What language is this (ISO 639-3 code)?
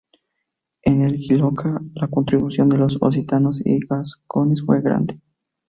spa